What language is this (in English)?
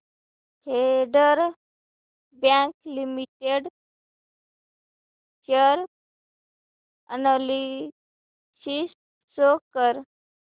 Marathi